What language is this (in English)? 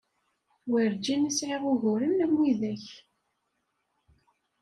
Kabyle